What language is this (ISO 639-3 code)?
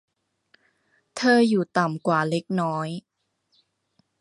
tha